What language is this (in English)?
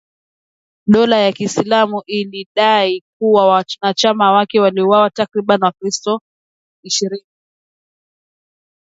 Swahili